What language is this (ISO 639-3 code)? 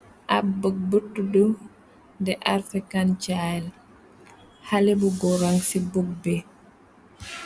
wol